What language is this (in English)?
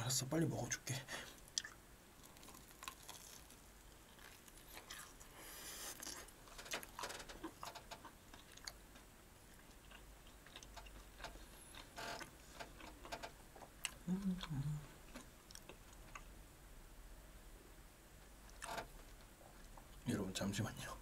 Korean